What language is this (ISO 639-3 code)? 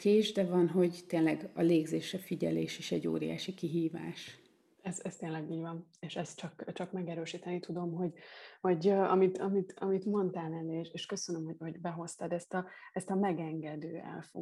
hun